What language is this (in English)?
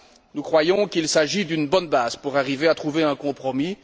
French